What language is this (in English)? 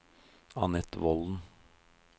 Norwegian